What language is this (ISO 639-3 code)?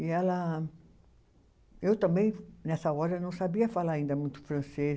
por